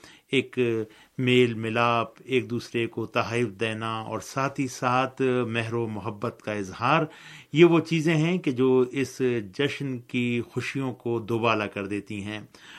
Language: Urdu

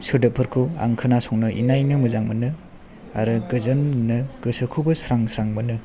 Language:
Bodo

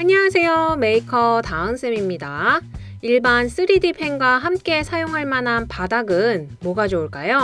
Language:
Korean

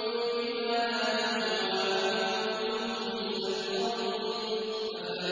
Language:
Arabic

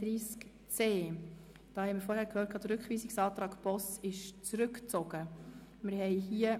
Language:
Swiss German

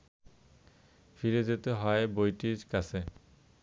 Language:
Bangla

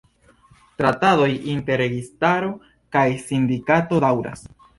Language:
Esperanto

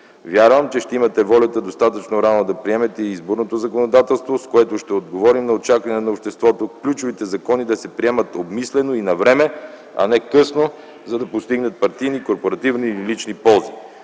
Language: Bulgarian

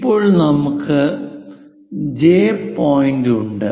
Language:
Malayalam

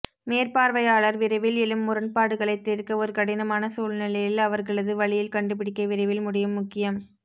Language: Tamil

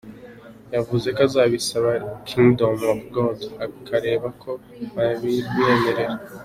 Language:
Kinyarwanda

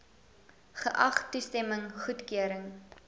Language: Afrikaans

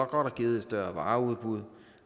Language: Danish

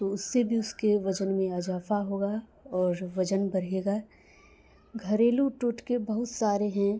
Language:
Urdu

